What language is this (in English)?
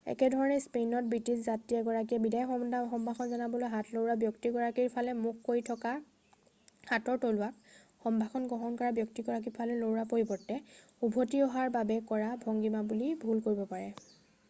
Assamese